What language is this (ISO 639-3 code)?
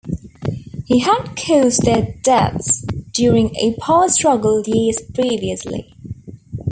eng